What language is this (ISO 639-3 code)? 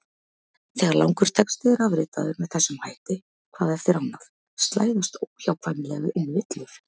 isl